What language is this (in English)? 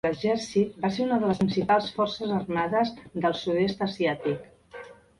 Catalan